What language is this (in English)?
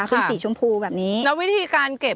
Thai